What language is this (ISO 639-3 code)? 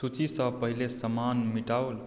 mai